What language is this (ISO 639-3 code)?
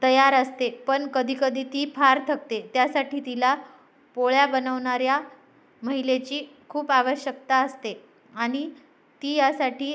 mar